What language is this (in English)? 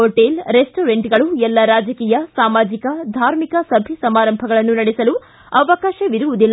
Kannada